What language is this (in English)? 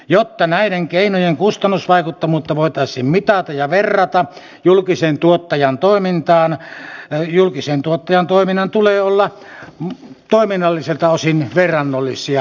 Finnish